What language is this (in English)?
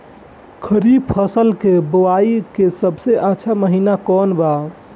Bhojpuri